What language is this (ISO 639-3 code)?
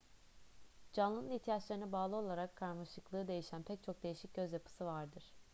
tur